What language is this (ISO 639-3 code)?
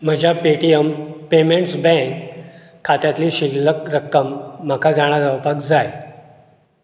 kok